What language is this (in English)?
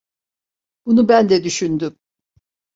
Turkish